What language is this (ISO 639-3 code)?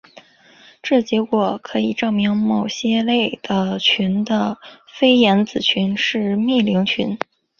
zho